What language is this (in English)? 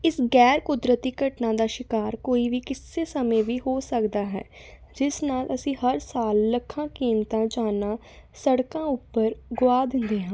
Punjabi